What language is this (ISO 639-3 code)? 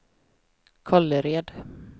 swe